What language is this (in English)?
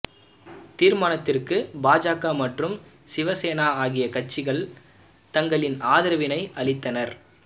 Tamil